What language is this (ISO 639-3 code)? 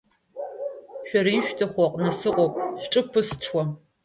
abk